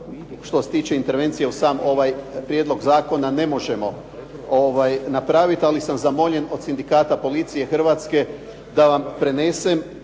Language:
Croatian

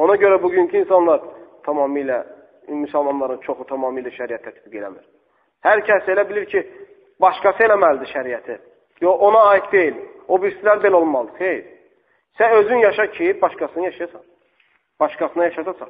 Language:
Turkish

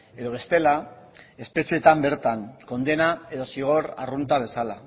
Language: Basque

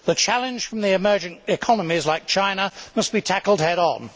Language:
English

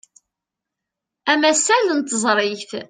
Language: Kabyle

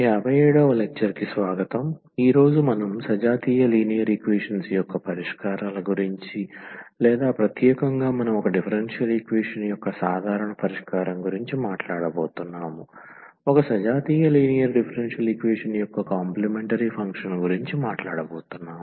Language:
Telugu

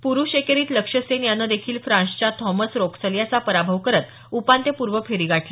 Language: Marathi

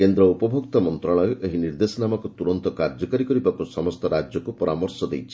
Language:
Odia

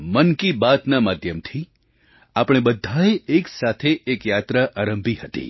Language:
Gujarati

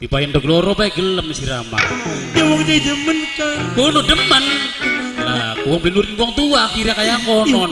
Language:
Indonesian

